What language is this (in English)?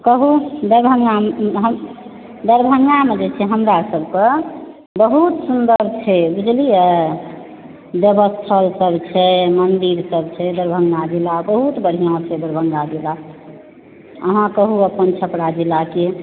Maithili